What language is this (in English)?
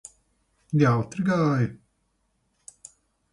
Latvian